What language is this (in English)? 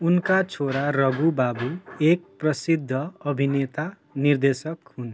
Nepali